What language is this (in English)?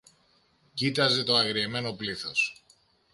Greek